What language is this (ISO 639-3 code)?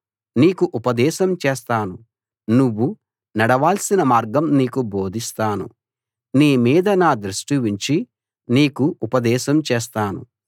tel